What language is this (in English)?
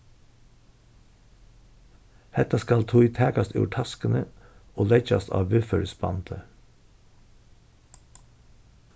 Faroese